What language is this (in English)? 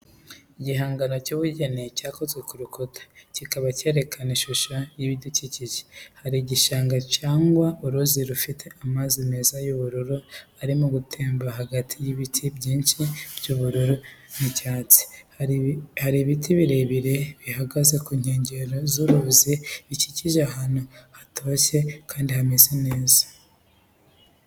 Kinyarwanda